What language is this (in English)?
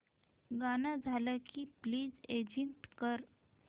Marathi